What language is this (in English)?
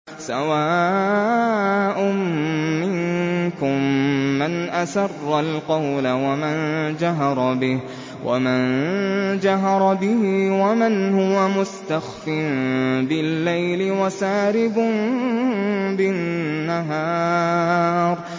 Arabic